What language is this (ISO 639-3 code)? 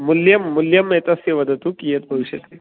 san